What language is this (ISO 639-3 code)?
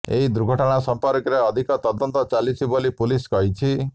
ori